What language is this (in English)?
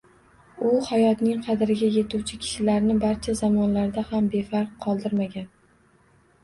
Uzbek